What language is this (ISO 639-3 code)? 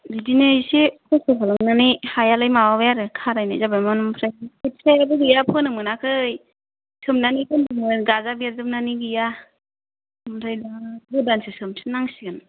brx